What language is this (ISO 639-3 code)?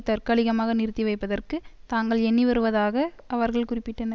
tam